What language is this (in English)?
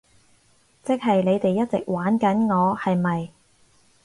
Cantonese